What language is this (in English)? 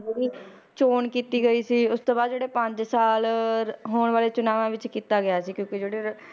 Punjabi